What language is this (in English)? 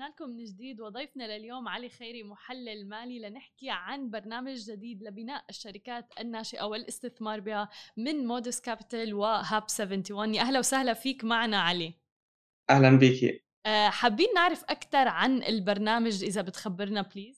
Arabic